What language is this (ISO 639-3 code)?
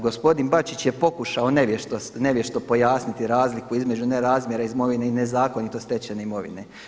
hrv